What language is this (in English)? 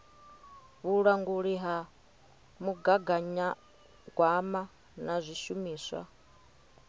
Venda